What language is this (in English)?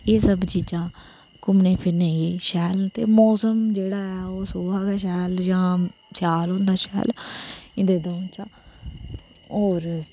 Dogri